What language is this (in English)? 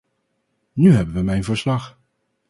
Dutch